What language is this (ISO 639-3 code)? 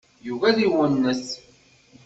kab